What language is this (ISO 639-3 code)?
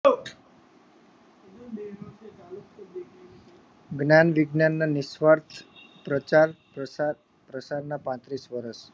guj